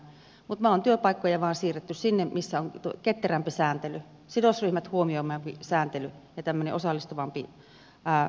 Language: Finnish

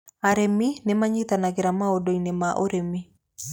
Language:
Kikuyu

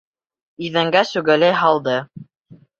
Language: Bashkir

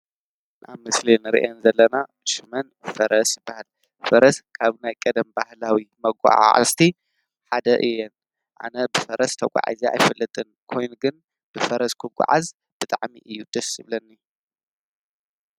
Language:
Tigrinya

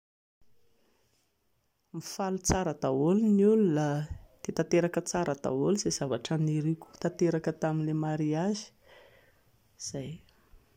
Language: Malagasy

